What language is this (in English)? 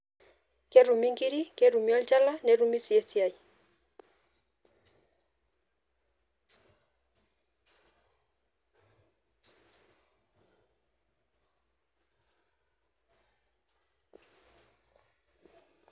Masai